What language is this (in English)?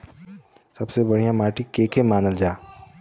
Bhojpuri